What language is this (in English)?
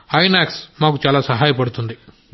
Telugu